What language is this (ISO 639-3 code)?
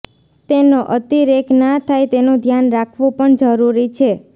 guj